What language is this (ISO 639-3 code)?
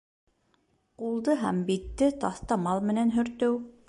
bak